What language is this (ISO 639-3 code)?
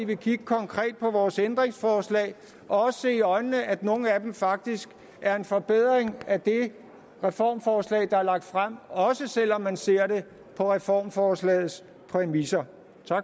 dan